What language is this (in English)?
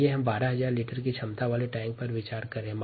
Hindi